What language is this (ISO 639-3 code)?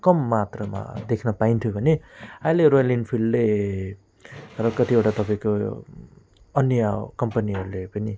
nep